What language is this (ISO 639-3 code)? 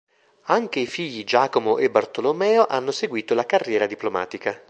ita